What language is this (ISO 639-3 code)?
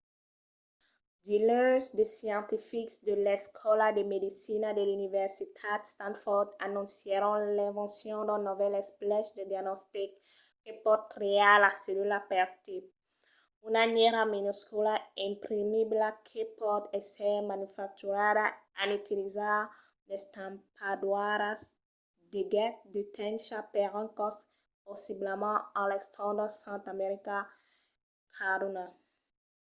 oci